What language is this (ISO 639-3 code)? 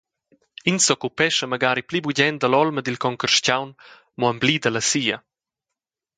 roh